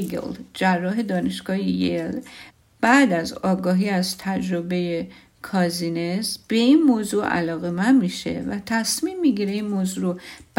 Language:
Persian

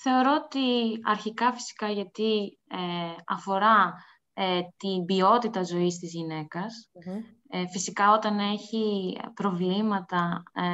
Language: Greek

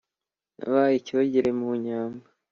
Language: Kinyarwanda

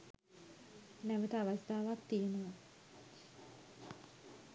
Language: Sinhala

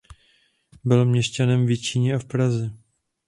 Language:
Czech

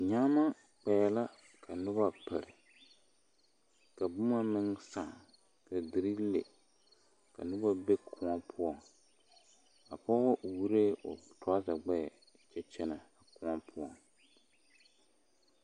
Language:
Southern Dagaare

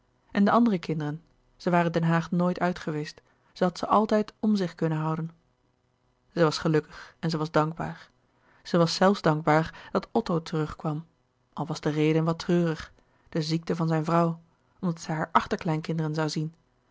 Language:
Dutch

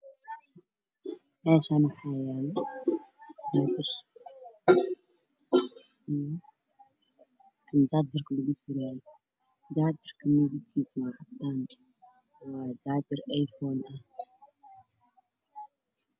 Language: Somali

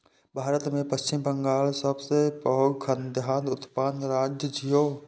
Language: Maithili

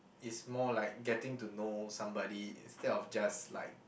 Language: English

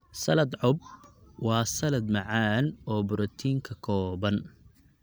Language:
Somali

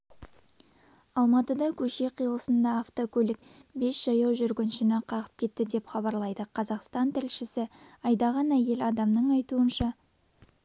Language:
Kazakh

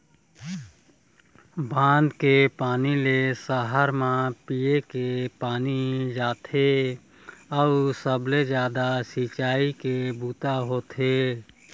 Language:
Chhattisgarhi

